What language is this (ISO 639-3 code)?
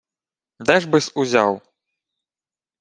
ukr